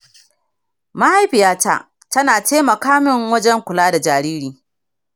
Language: Hausa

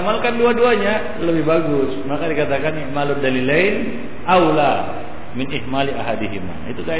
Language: Malay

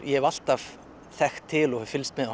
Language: Icelandic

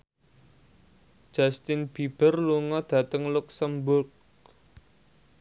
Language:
Javanese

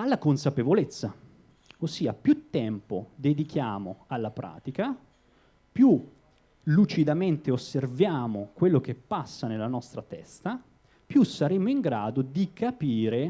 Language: Italian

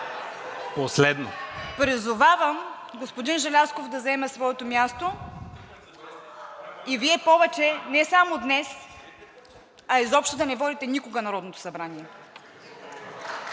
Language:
Bulgarian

